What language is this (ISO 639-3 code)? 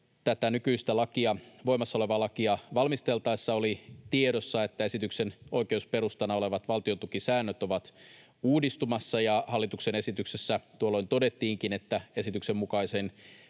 fin